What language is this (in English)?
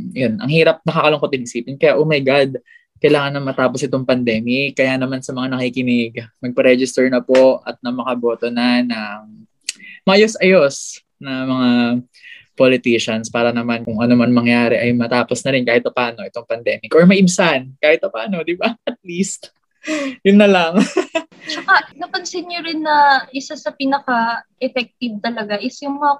Filipino